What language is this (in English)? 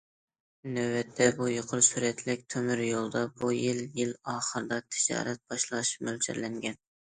Uyghur